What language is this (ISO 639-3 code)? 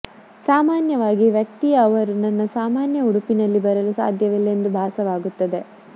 kan